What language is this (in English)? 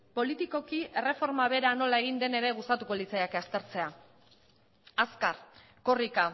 Basque